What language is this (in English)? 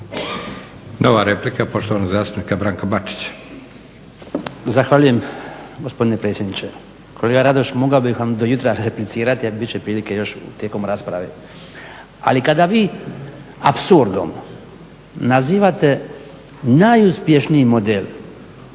Croatian